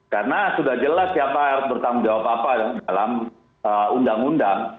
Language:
Indonesian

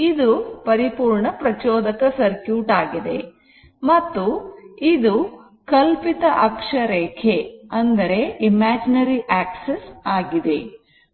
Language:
Kannada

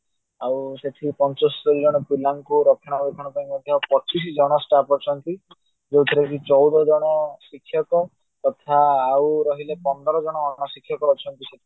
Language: Odia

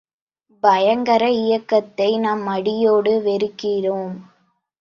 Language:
Tamil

